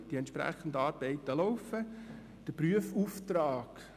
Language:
Swiss German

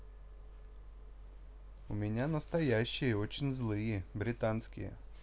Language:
Russian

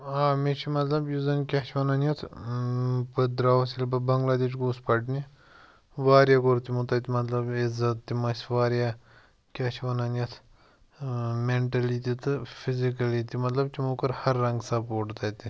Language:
Kashmiri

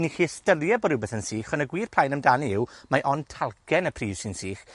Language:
Welsh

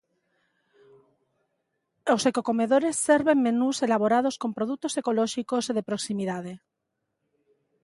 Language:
Galician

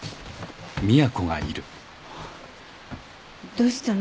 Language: Japanese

